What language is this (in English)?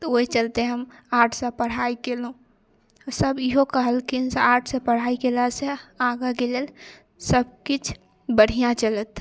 Maithili